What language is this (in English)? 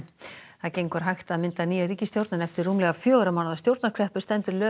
Icelandic